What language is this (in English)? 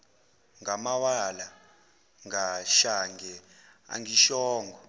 Zulu